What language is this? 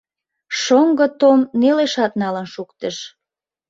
Mari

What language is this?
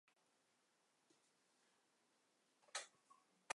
Chinese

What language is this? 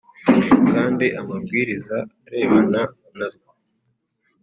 Kinyarwanda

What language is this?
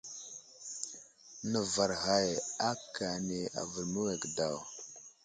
Wuzlam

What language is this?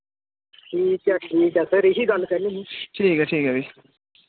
Dogri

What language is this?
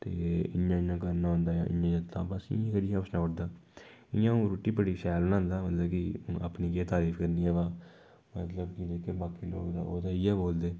Dogri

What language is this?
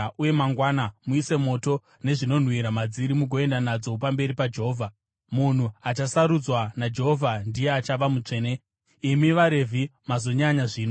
Shona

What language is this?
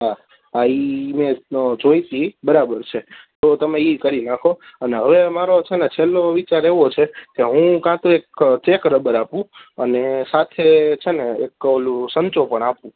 Gujarati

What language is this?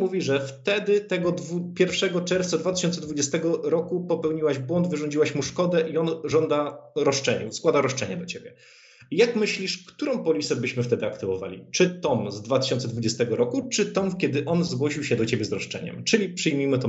Polish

